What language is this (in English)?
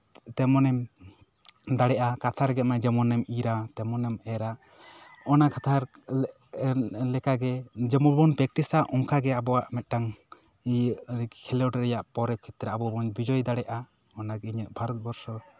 Santali